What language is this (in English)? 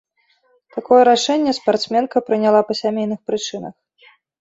Belarusian